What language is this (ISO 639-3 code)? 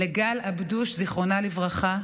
heb